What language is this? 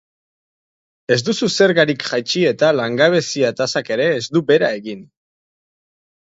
Basque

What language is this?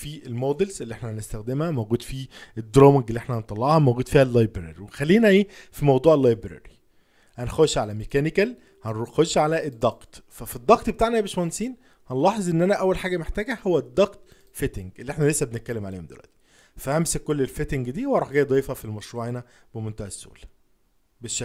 Arabic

